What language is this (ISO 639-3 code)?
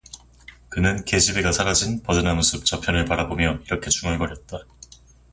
kor